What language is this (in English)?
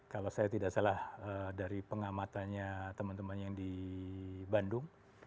Indonesian